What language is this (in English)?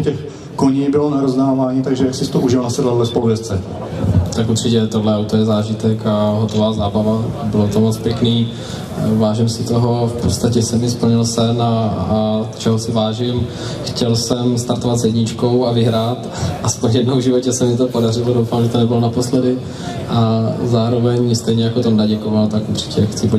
Czech